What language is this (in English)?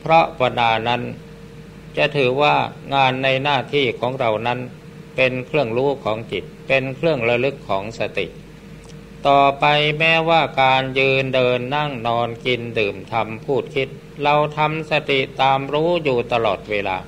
Thai